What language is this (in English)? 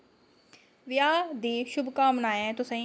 Dogri